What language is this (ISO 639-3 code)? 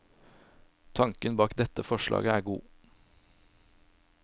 nor